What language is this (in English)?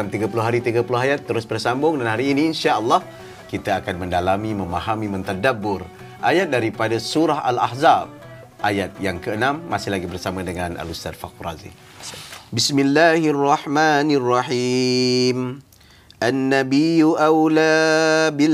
Malay